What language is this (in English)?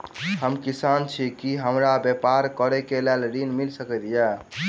Maithili